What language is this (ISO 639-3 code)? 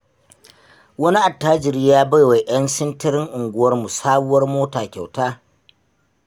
hau